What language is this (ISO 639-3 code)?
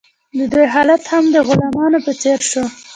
pus